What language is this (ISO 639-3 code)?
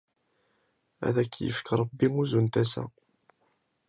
kab